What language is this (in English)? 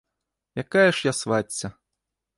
Belarusian